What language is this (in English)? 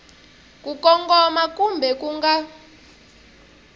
Tsonga